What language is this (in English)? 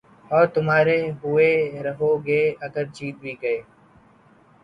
Urdu